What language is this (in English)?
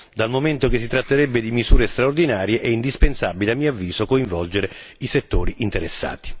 Italian